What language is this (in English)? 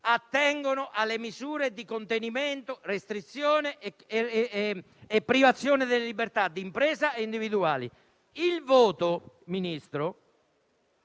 Italian